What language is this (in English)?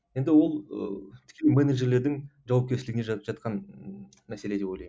Kazakh